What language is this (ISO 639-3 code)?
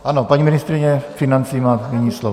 ces